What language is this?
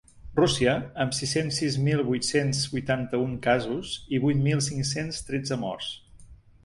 Catalan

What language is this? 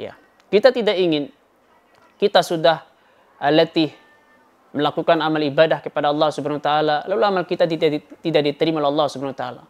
Indonesian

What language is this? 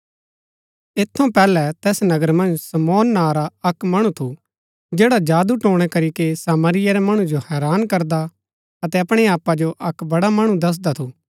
Gaddi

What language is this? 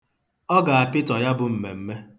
Igbo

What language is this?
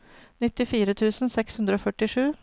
Norwegian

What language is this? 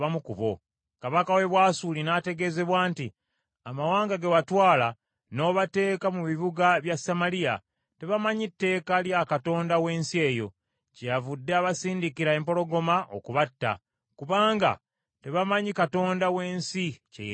Ganda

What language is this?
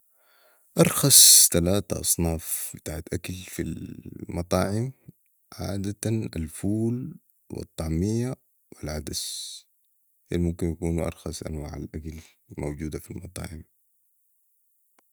Sudanese Arabic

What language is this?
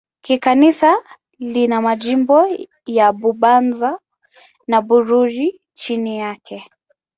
Swahili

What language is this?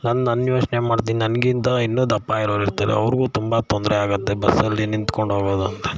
Kannada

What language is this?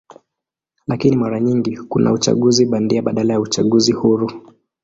Swahili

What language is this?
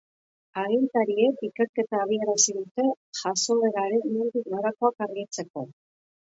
Basque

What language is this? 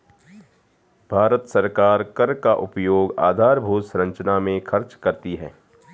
Hindi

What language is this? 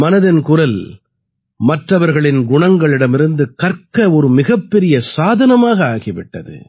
Tamil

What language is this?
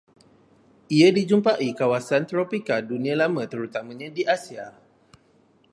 Malay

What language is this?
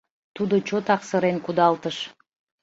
Mari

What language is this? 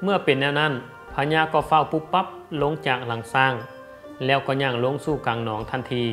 Thai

